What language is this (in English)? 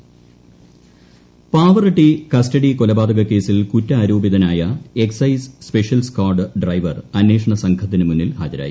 Malayalam